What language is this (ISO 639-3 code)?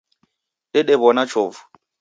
dav